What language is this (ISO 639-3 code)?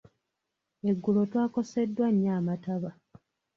lug